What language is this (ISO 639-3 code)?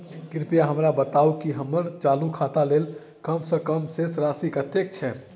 mai